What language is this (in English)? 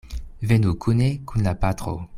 Esperanto